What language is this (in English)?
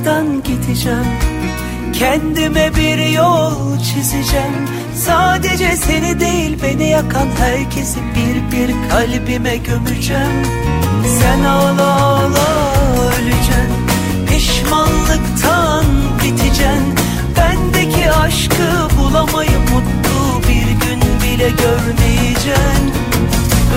Turkish